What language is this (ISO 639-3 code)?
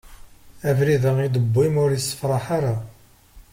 kab